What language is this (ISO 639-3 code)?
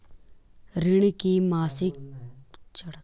hin